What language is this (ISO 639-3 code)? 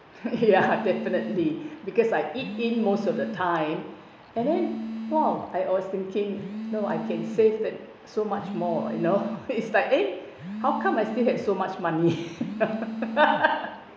eng